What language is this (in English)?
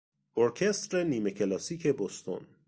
Persian